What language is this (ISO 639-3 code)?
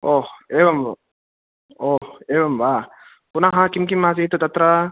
san